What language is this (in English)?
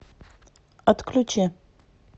Russian